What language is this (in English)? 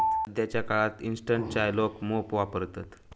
Marathi